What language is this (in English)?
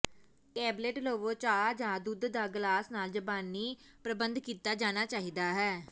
Punjabi